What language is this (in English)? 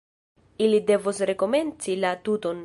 Esperanto